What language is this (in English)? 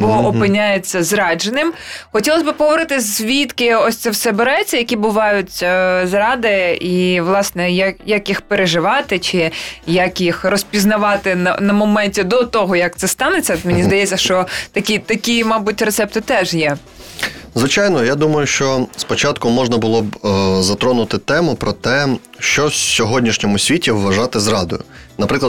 Ukrainian